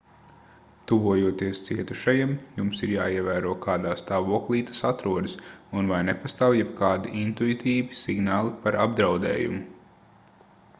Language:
Latvian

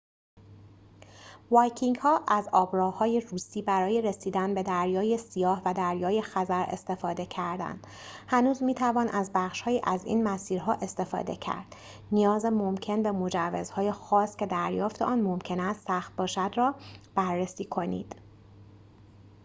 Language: Persian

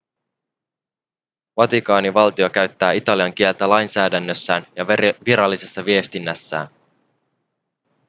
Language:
Finnish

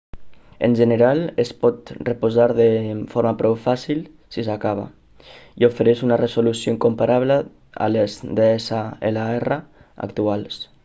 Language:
Catalan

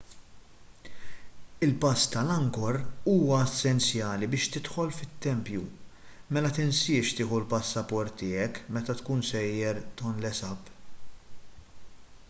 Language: Maltese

